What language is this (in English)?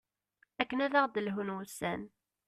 Kabyle